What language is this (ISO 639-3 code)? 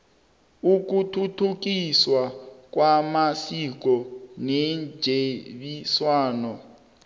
nbl